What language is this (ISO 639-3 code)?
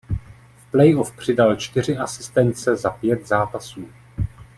ces